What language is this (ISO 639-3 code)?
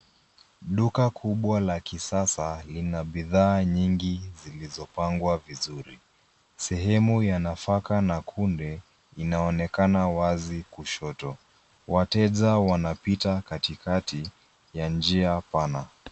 swa